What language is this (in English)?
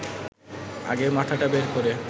Bangla